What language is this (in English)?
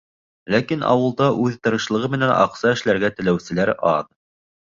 Bashkir